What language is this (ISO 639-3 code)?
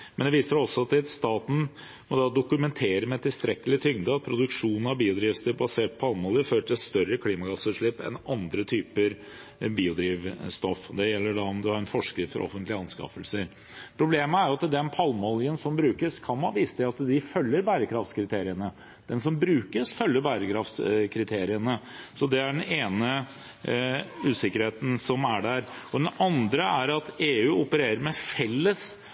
nob